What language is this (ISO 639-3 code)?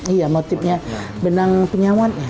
ind